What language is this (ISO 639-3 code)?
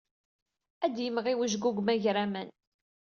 kab